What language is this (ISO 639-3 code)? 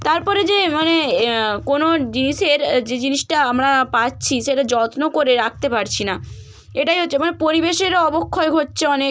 ben